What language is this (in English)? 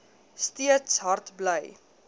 Afrikaans